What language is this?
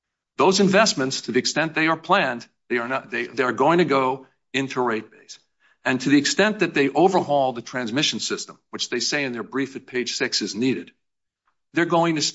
English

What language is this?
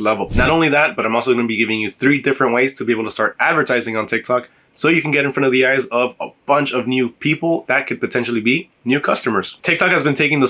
English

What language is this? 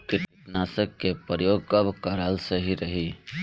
Bhojpuri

